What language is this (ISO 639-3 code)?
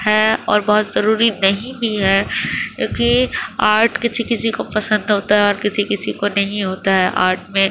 urd